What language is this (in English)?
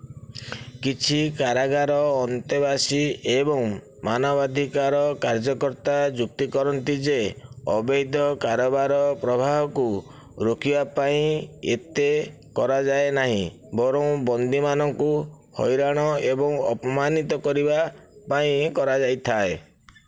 Odia